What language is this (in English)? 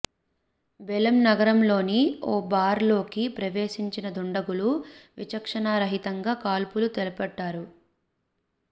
Telugu